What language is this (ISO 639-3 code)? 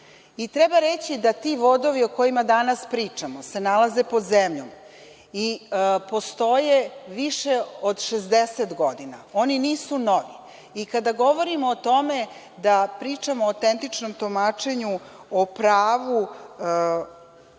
srp